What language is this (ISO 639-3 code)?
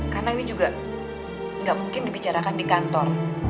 ind